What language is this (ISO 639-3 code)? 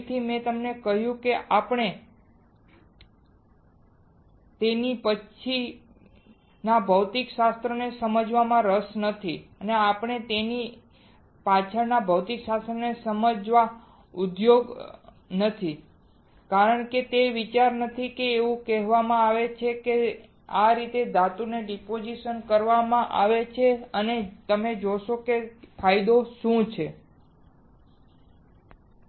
guj